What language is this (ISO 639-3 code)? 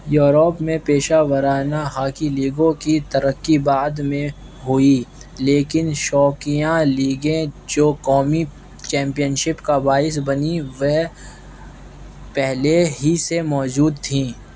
urd